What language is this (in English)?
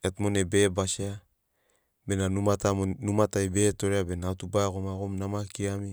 Sinaugoro